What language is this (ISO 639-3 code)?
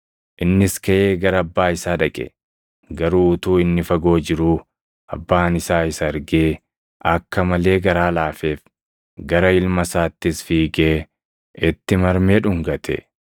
orm